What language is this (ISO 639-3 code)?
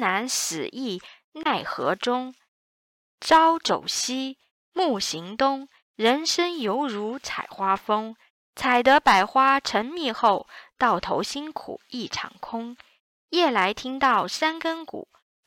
zho